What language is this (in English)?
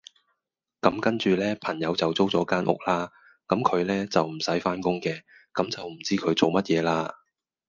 Cantonese